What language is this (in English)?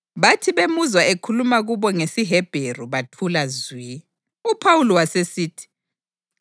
North Ndebele